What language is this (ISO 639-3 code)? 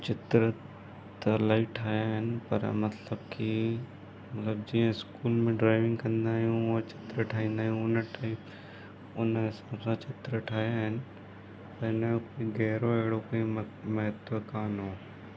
snd